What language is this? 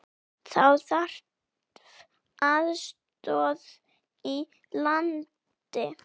Icelandic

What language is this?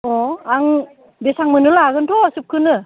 Bodo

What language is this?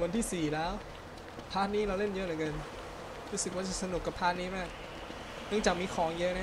Thai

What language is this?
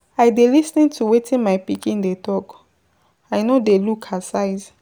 Nigerian Pidgin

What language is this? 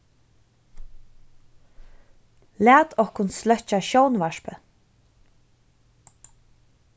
Faroese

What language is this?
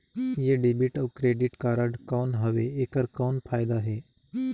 Chhattisgarhi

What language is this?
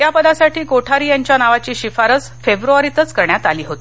Marathi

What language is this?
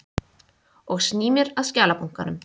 Icelandic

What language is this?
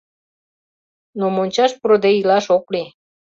Mari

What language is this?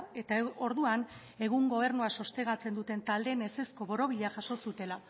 Basque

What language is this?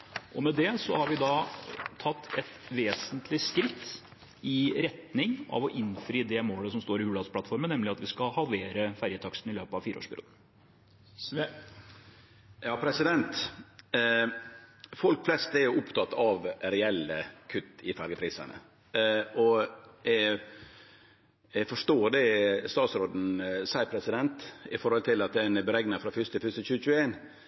Norwegian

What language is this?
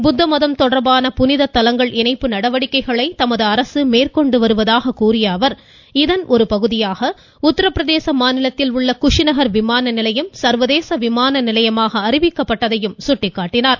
Tamil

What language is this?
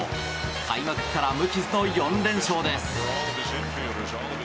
Japanese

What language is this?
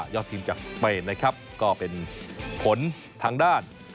Thai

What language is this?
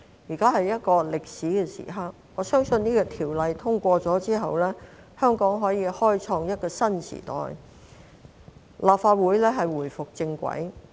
Cantonese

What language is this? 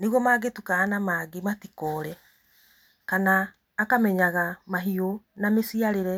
Kikuyu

